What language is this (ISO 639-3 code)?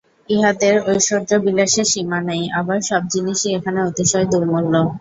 ben